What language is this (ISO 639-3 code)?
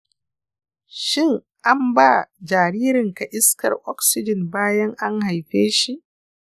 hau